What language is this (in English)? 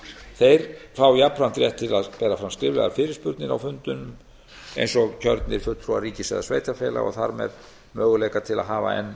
Icelandic